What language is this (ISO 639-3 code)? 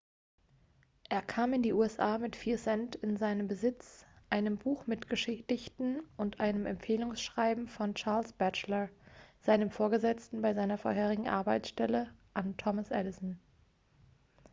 deu